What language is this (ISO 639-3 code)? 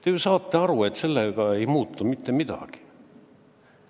est